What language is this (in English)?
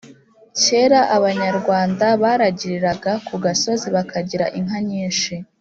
Kinyarwanda